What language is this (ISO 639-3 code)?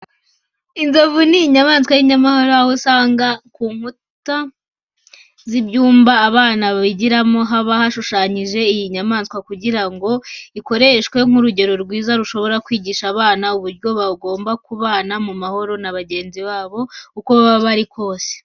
kin